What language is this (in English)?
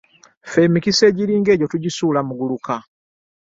Ganda